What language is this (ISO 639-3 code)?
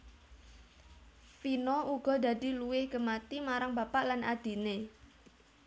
jav